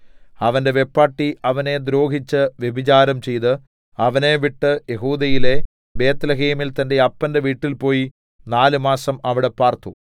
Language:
Malayalam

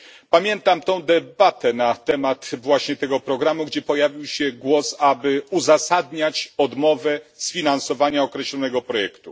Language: Polish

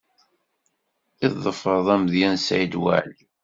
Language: Kabyle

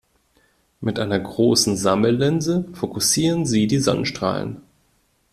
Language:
German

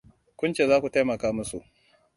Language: Hausa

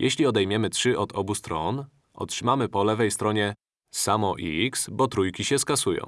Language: Polish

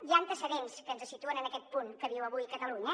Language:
Catalan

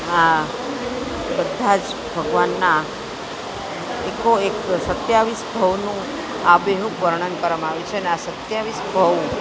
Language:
Gujarati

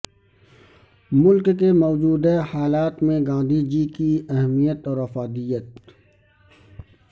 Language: Urdu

